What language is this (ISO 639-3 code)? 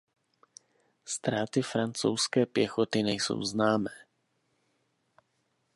ces